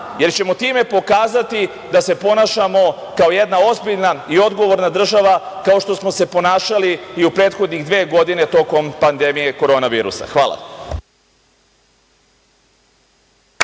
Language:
Serbian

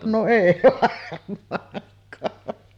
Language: Finnish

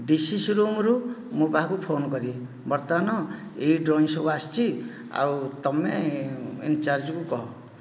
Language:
Odia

